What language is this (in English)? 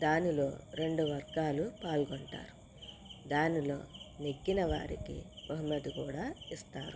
Telugu